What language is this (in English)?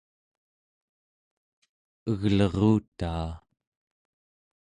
Central Yupik